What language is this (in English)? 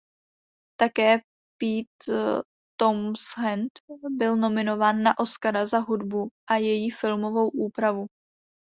Czech